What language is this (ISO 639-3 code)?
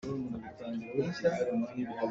cnh